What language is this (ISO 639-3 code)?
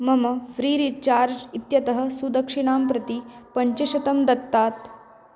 san